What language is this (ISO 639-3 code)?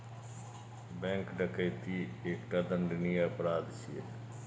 mai